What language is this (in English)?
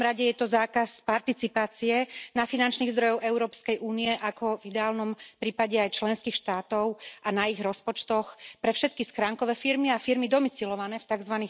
Slovak